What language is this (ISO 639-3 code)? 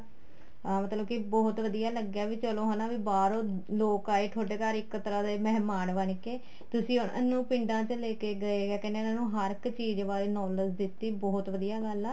pan